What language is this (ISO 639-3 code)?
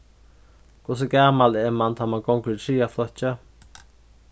fao